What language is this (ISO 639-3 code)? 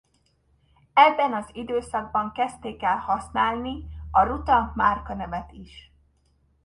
hun